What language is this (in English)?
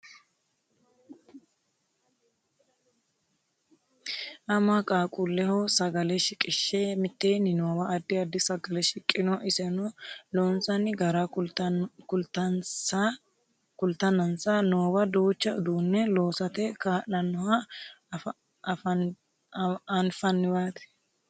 Sidamo